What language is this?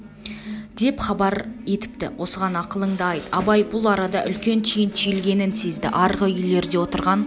Kazakh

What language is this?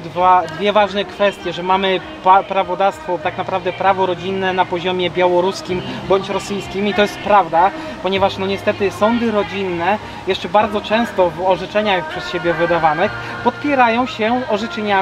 Polish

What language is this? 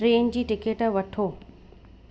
Sindhi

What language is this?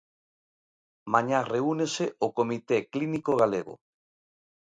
Galician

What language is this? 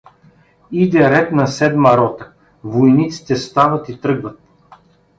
Bulgarian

